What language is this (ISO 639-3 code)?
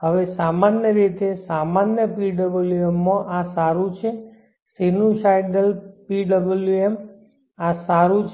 guj